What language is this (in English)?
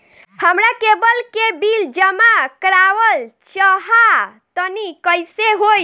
Bhojpuri